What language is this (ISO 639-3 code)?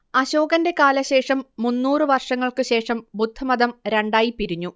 mal